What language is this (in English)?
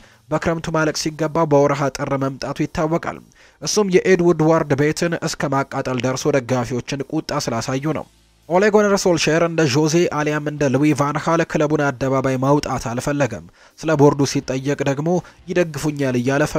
Arabic